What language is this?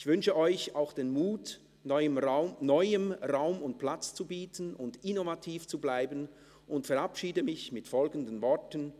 Swiss German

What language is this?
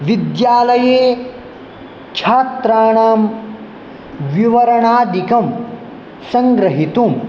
Sanskrit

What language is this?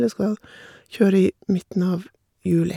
Norwegian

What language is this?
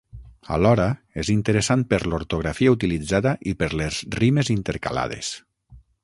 Catalan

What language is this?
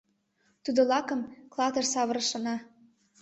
Mari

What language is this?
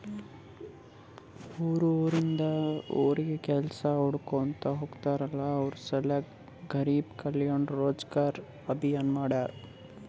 Kannada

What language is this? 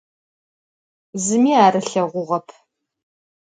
Adyghe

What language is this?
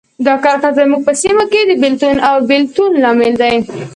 Pashto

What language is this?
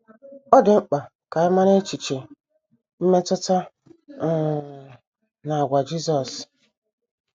Igbo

